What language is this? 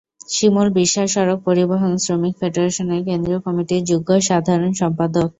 Bangla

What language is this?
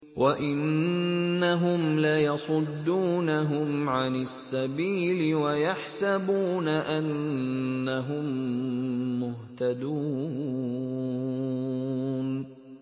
Arabic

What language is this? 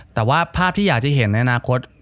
Thai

